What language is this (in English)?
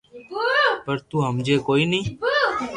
Loarki